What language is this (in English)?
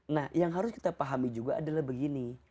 Indonesian